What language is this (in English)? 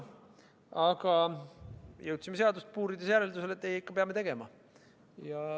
Estonian